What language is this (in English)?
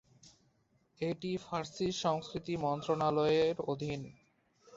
Bangla